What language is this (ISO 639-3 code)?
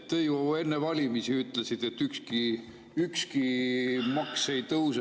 est